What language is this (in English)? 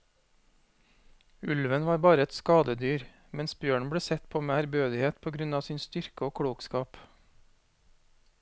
Norwegian